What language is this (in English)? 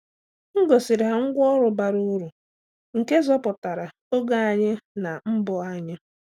Igbo